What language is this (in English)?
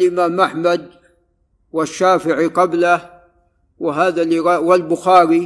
Arabic